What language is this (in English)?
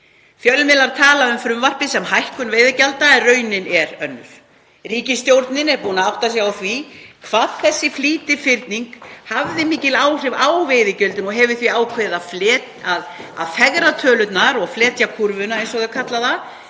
Icelandic